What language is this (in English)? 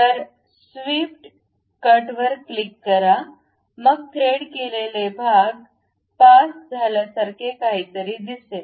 Marathi